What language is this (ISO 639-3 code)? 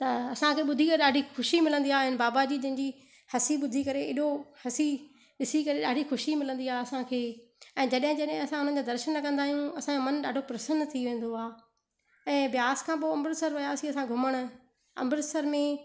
snd